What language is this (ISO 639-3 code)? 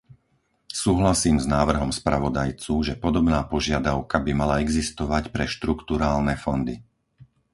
slk